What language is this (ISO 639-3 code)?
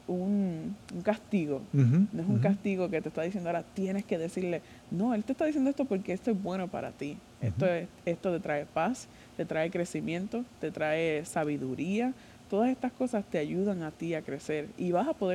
spa